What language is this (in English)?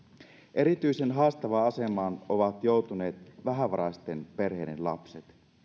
Finnish